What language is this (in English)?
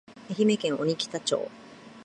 Japanese